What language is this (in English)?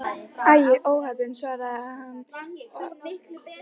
Icelandic